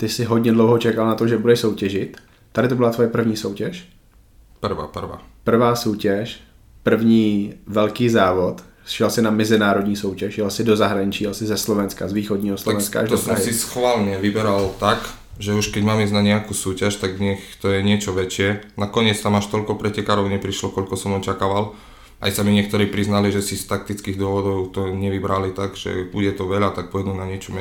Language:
Czech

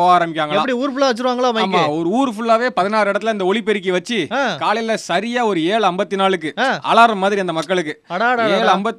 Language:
Tamil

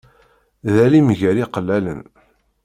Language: Kabyle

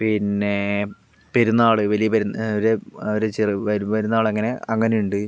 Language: Malayalam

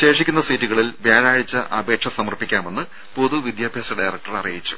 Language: Malayalam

